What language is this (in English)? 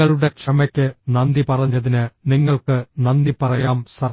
Malayalam